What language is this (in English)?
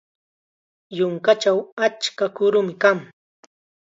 Chiquián Ancash Quechua